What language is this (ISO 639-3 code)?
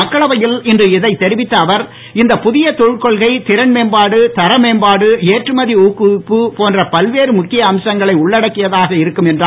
tam